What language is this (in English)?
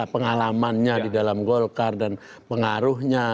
Indonesian